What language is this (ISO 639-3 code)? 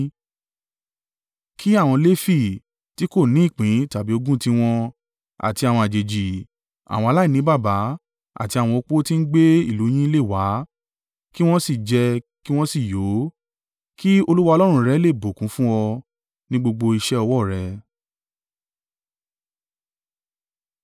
yor